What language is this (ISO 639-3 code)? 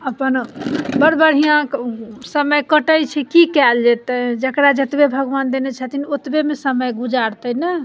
mai